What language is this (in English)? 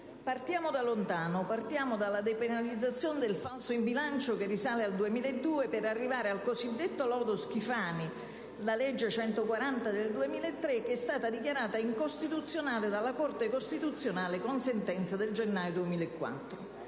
Italian